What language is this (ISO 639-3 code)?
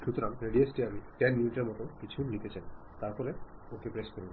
ben